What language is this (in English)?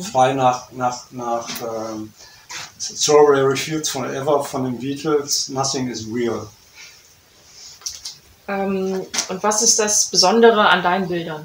German